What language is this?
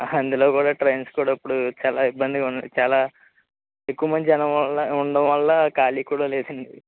Telugu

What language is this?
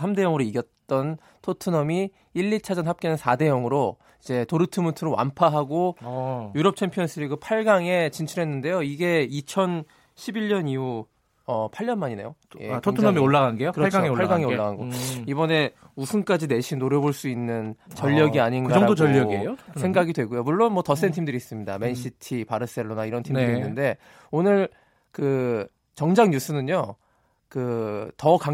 Korean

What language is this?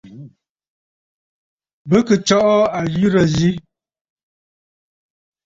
Bafut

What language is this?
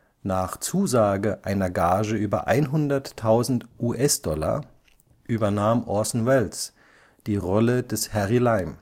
German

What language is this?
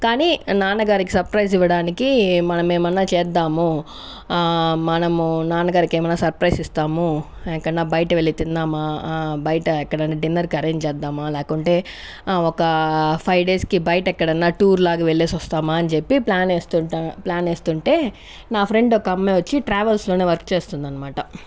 Telugu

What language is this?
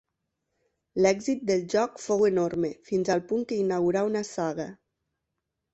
Catalan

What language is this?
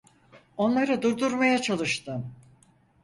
Turkish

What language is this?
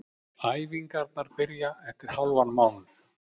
Icelandic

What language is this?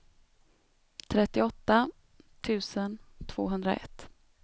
Swedish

